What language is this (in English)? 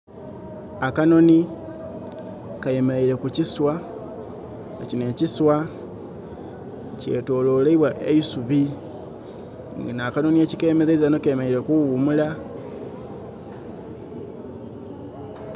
Soga